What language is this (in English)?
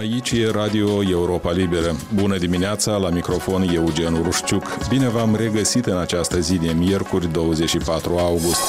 Romanian